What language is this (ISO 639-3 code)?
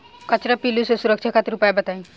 bho